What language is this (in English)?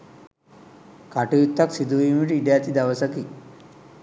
Sinhala